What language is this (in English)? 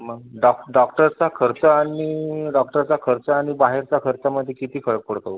Marathi